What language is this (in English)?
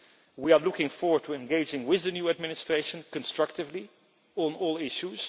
English